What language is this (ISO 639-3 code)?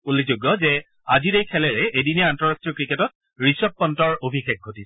asm